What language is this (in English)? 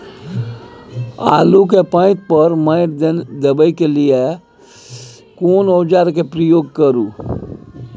Maithili